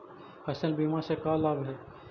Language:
Magahi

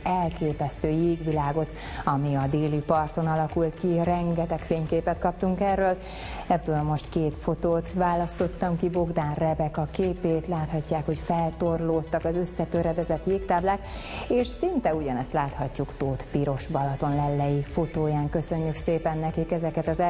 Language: Hungarian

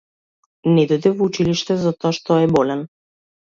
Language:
Macedonian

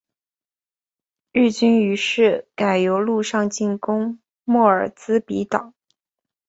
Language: Chinese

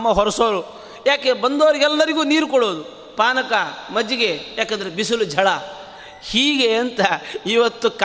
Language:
Kannada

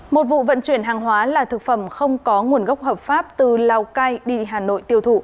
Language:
Vietnamese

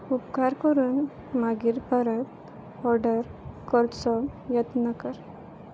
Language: Konkani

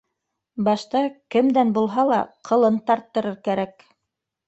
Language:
Bashkir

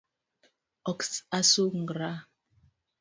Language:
Luo (Kenya and Tanzania)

